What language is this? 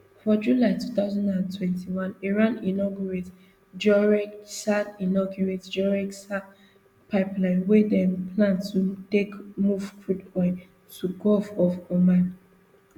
Nigerian Pidgin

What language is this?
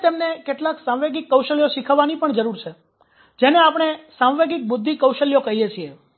Gujarati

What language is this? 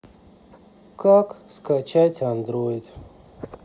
Russian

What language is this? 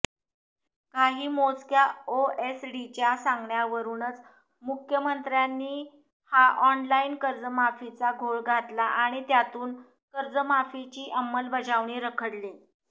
Marathi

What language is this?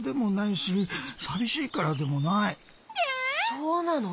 Japanese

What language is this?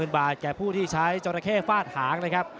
Thai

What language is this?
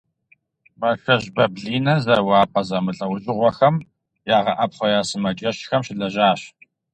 Kabardian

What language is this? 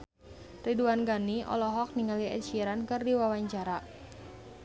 Sundanese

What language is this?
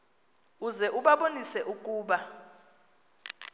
Xhosa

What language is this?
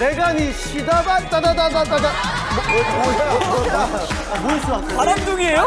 Korean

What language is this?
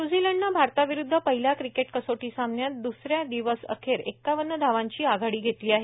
Marathi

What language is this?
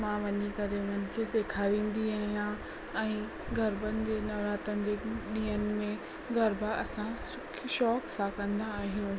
Sindhi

